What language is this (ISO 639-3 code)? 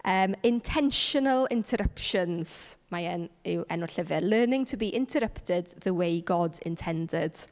cym